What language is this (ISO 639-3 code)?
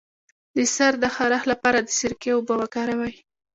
pus